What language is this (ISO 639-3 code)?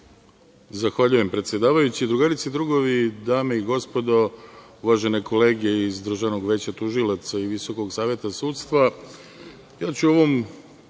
srp